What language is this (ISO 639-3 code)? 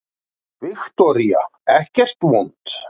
isl